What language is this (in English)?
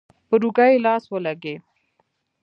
Pashto